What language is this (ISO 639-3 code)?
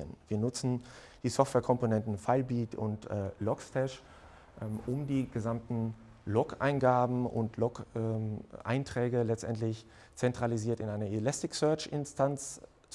deu